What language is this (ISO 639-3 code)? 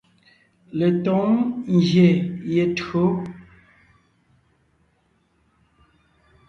nnh